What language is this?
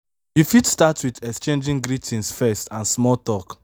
Nigerian Pidgin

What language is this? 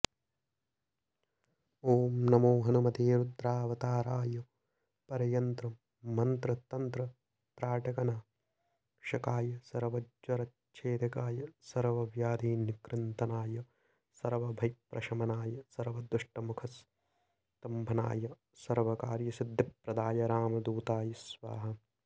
Sanskrit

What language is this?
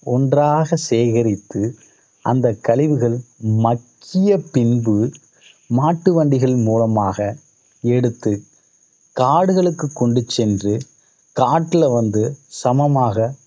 Tamil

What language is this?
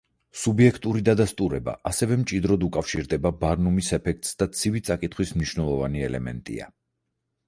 Georgian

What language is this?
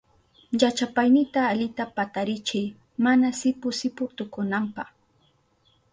Southern Pastaza Quechua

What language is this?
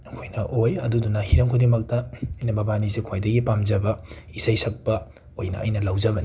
Manipuri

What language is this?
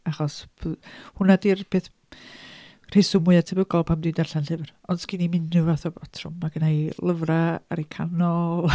Welsh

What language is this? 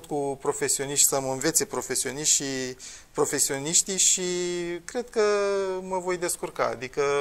Romanian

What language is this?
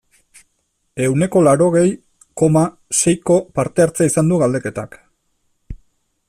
Basque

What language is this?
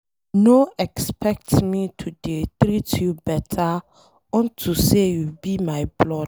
Nigerian Pidgin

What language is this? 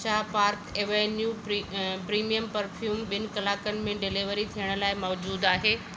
Sindhi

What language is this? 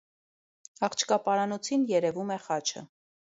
Armenian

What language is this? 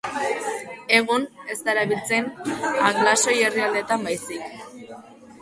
Basque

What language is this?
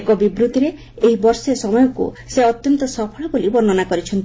Odia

